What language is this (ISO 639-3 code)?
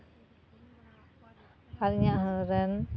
sat